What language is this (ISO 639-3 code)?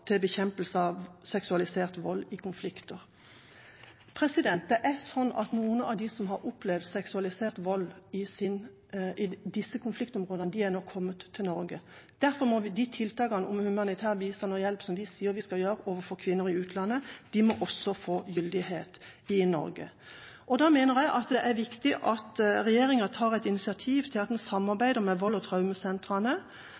nob